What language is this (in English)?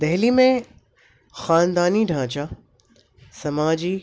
Urdu